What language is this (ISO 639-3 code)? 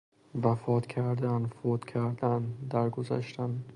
fas